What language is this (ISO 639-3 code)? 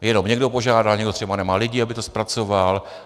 ces